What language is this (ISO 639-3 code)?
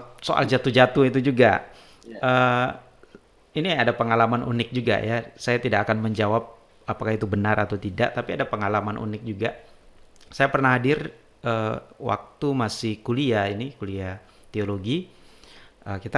ind